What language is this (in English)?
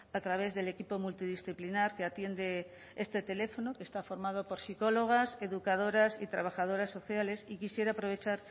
Spanish